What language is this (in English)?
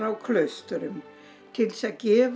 Icelandic